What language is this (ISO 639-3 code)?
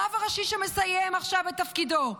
heb